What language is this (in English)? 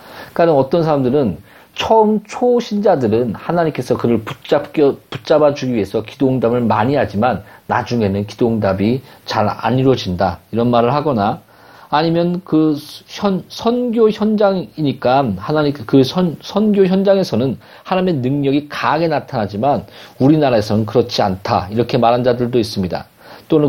Korean